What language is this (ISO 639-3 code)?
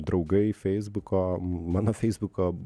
lit